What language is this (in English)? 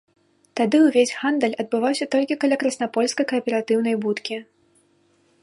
Belarusian